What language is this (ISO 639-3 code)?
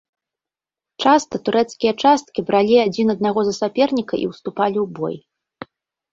bel